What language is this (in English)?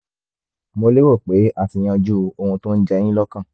Yoruba